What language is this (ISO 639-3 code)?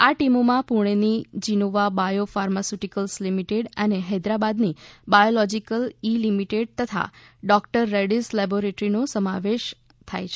guj